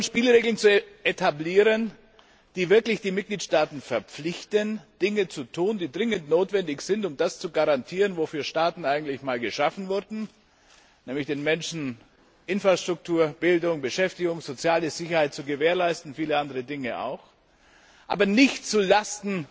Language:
German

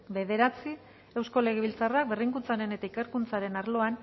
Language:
Basque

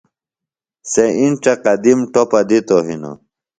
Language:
Phalura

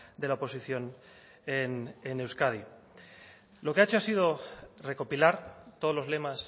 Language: Spanish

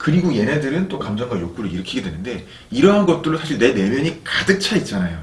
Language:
Korean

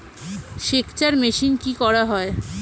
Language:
Bangla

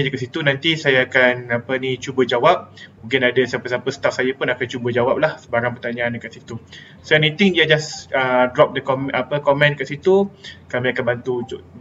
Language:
Malay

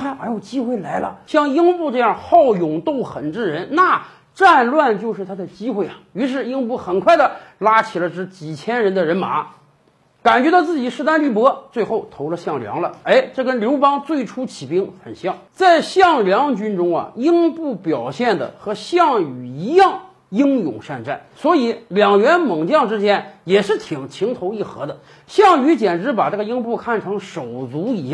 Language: Chinese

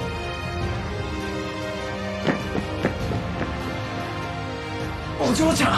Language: Japanese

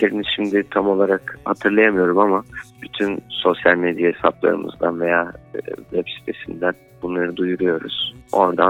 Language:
Turkish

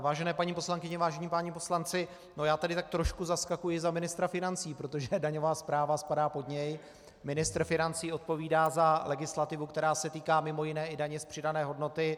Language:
Czech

